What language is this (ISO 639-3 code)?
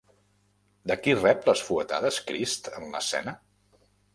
cat